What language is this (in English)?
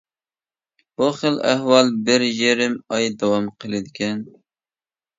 Uyghur